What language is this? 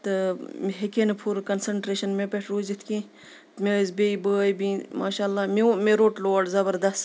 Kashmiri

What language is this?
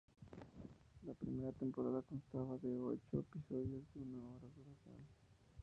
Spanish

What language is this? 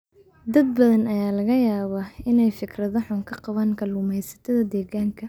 Somali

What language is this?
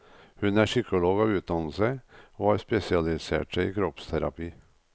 Norwegian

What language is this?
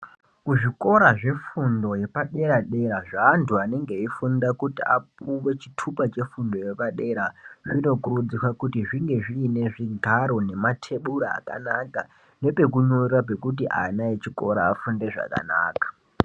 Ndau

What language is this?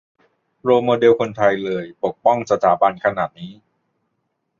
Thai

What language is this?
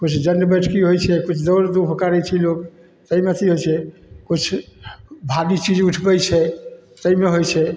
Maithili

